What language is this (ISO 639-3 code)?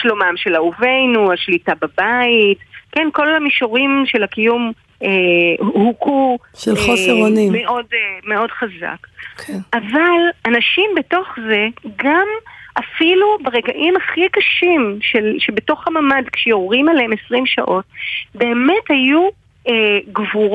heb